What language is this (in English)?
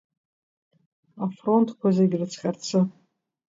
Abkhazian